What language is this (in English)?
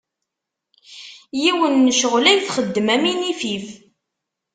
Kabyle